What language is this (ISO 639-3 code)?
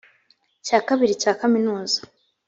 kin